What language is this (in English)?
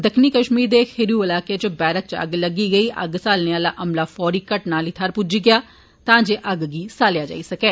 Dogri